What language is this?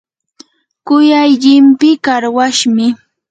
Yanahuanca Pasco Quechua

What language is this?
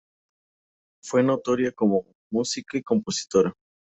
Spanish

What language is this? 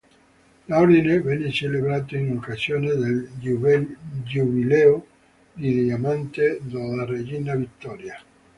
Italian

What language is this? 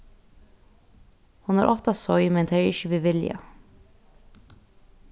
Faroese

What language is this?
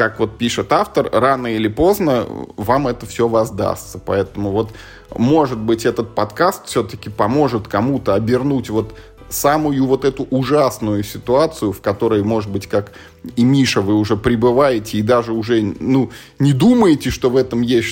Russian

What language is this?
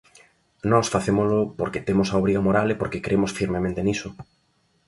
Galician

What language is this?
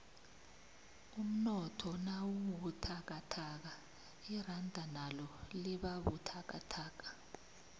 South Ndebele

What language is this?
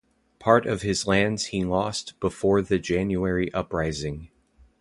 English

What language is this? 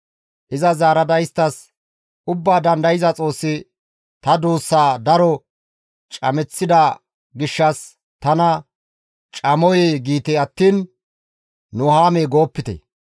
Gamo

